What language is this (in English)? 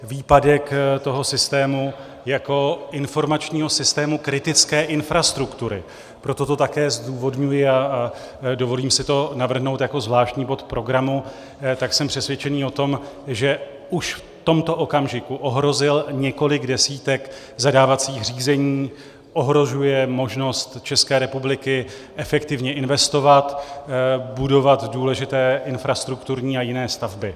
Czech